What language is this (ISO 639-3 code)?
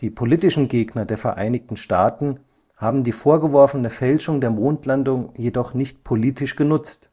deu